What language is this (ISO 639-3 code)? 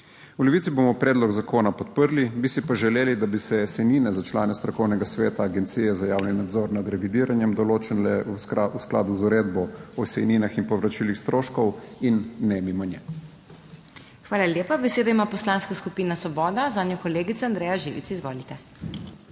slv